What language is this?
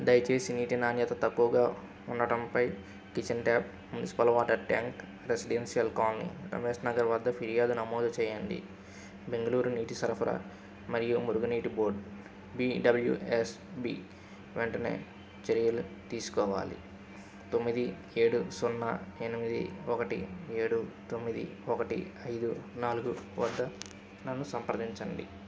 Telugu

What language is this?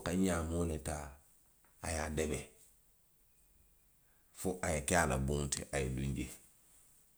Western Maninkakan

